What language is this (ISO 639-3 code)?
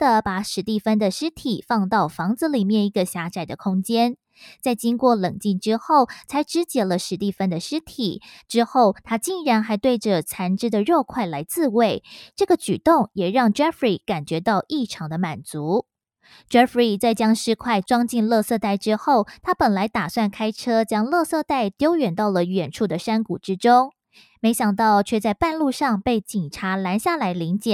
zho